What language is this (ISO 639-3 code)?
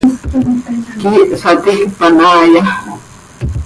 sei